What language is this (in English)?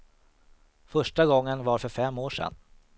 Swedish